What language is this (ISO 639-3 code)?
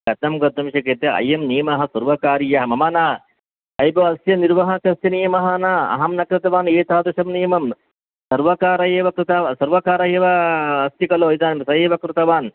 san